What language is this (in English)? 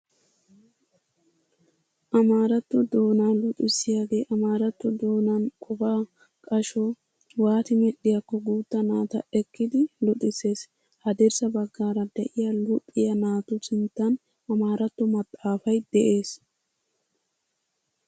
Wolaytta